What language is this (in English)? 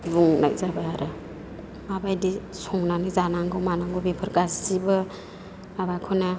Bodo